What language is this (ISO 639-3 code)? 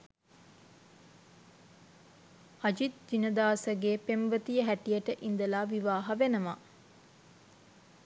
sin